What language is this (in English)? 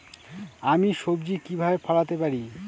Bangla